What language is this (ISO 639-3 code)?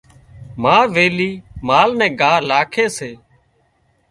kxp